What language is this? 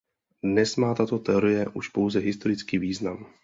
Czech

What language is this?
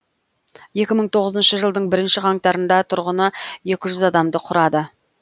Kazakh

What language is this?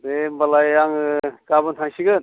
Bodo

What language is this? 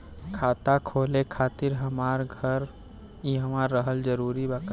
Bhojpuri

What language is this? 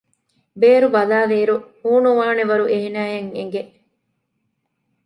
Divehi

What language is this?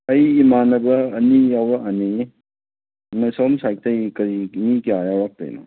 Manipuri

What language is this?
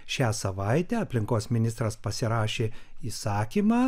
Lithuanian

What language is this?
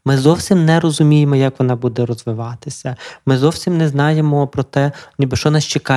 Ukrainian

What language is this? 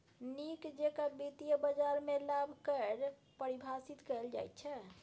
Maithili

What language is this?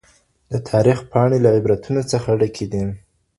Pashto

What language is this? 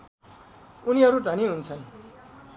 Nepali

